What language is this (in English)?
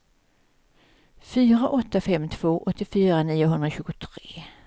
Swedish